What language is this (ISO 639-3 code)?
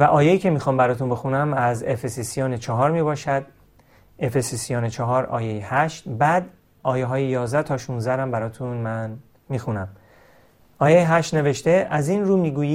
fas